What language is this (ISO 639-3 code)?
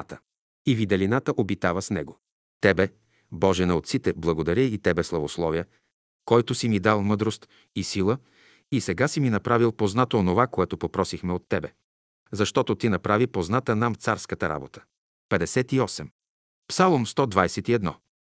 bul